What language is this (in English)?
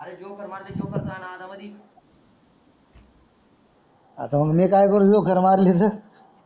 Marathi